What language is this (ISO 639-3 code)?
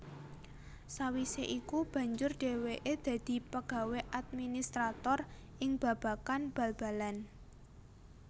jav